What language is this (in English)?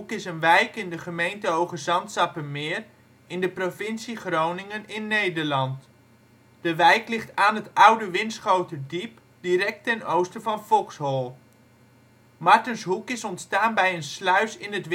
Dutch